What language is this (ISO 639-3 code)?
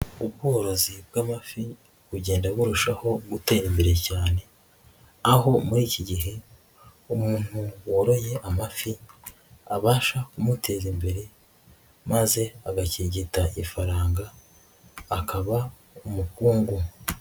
kin